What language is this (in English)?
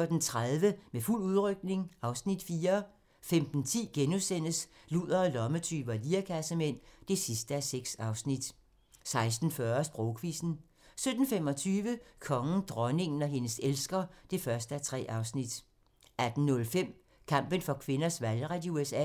Danish